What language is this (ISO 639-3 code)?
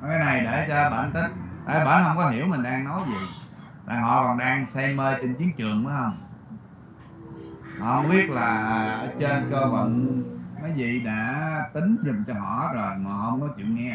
vie